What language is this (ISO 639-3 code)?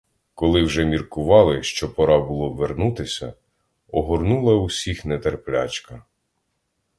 ukr